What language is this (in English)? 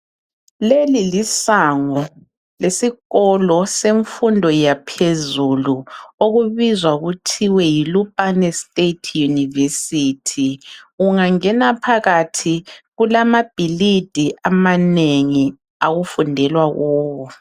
North Ndebele